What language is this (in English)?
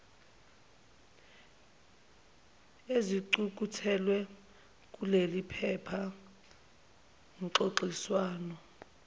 Zulu